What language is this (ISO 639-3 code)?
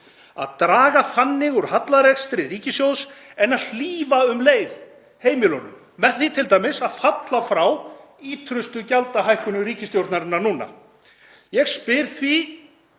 isl